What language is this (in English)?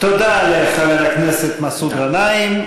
Hebrew